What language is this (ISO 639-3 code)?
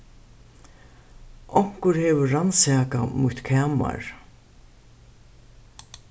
fao